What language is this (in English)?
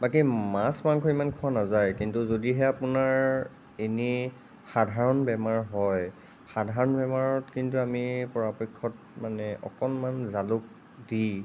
Assamese